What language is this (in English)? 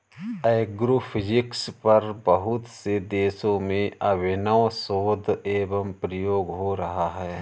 Hindi